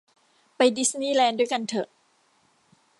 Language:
Thai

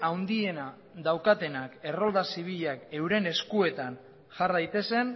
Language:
Basque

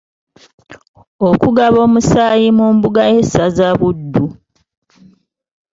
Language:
Ganda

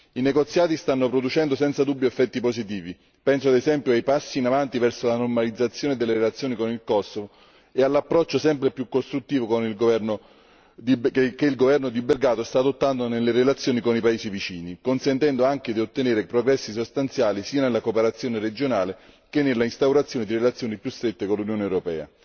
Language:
Italian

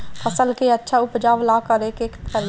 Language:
Bhojpuri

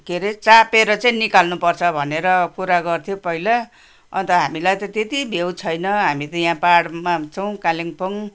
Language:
Nepali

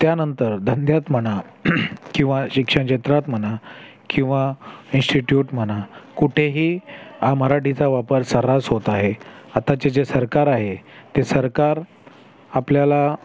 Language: Marathi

